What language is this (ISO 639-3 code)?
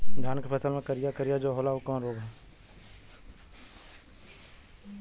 bho